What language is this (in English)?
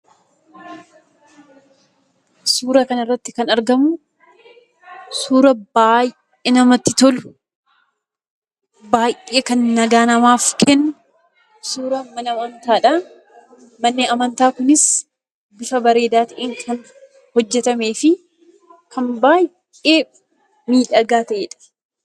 Oromo